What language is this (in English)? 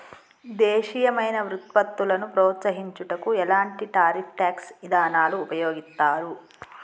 Telugu